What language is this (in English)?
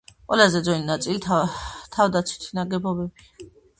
Georgian